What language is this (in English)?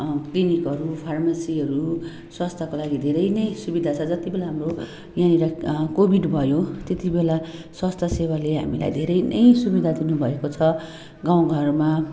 Nepali